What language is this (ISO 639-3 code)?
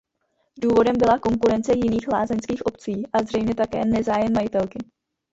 ces